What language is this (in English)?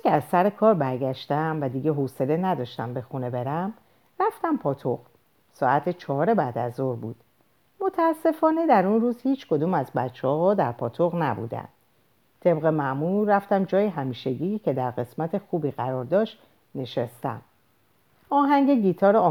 Persian